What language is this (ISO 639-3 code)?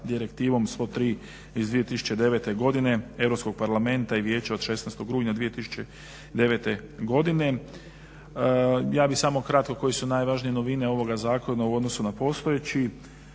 hrv